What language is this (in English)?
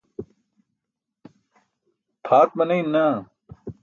Burushaski